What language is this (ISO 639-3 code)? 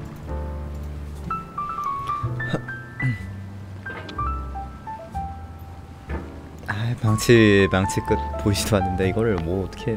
kor